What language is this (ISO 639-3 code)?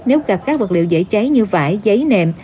vie